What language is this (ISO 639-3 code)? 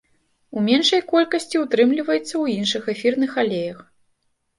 bel